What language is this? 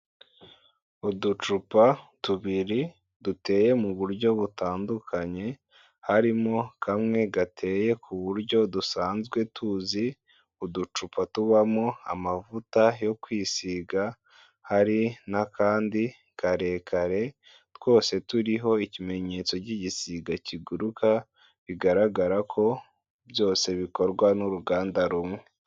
Kinyarwanda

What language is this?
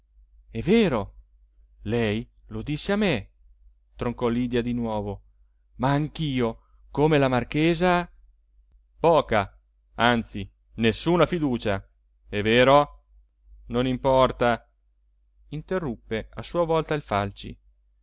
Italian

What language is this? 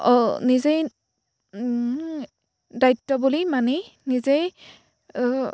Assamese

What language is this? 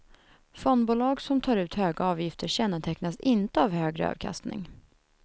Swedish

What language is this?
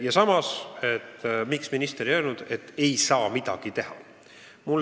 Estonian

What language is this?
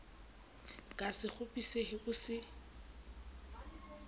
Southern Sotho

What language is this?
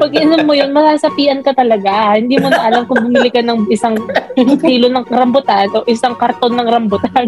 Filipino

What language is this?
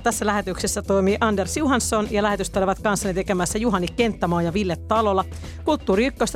Finnish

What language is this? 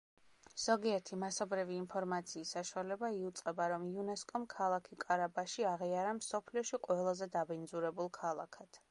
Georgian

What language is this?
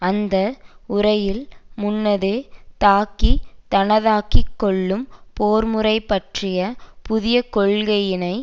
Tamil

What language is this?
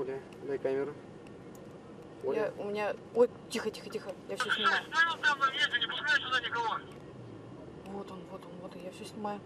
Russian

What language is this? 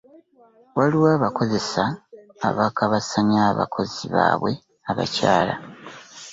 Ganda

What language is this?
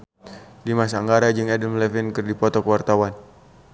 Sundanese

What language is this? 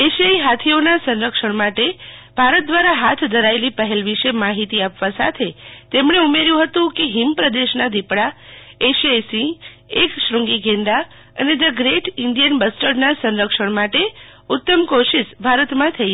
Gujarati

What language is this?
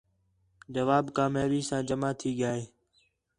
Khetrani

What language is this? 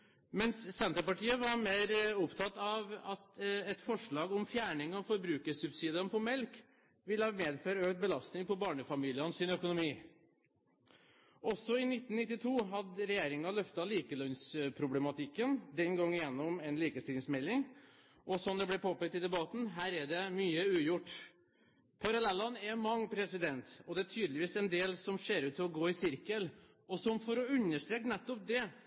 Norwegian Bokmål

